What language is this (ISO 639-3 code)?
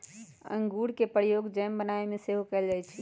mag